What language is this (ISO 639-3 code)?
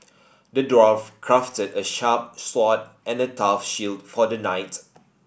eng